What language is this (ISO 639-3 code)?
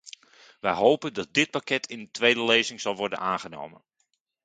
nld